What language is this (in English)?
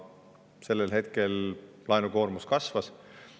Estonian